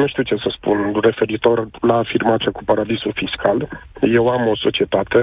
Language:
Romanian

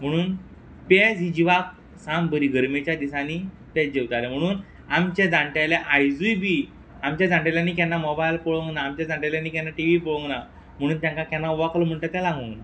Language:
Konkani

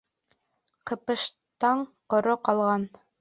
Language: Bashkir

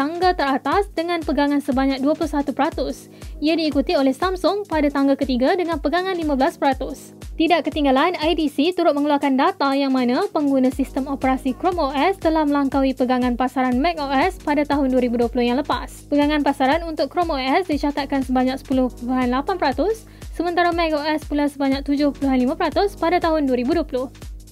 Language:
Malay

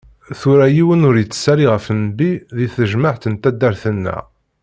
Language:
Kabyle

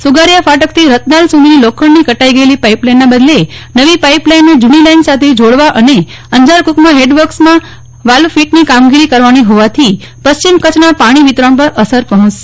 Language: Gujarati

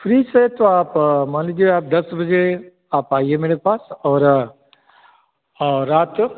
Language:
Hindi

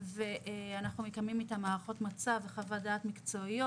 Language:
Hebrew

